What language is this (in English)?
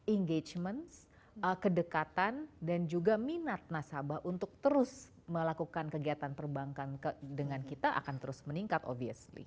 Indonesian